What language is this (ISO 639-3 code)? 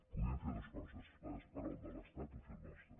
cat